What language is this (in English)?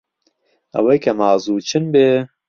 Central Kurdish